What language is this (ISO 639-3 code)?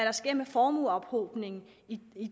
dan